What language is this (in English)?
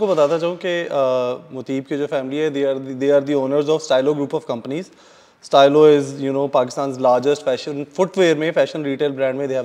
Hindi